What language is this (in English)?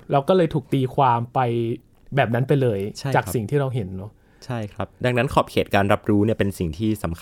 Thai